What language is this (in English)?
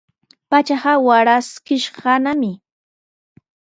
Sihuas Ancash Quechua